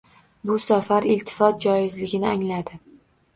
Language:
Uzbek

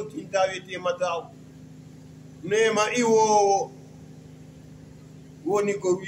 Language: Arabic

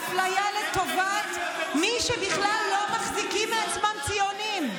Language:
Hebrew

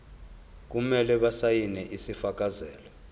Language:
Zulu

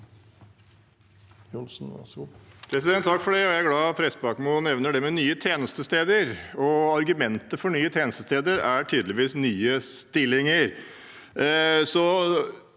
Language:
Norwegian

